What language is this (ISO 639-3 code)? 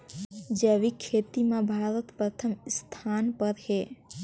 hne